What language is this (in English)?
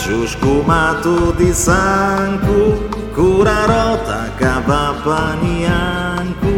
Italian